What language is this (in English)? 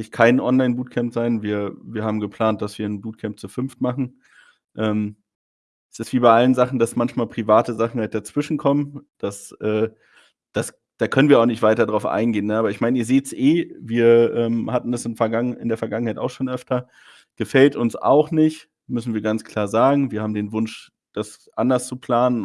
German